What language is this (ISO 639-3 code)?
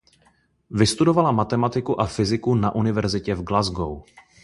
ces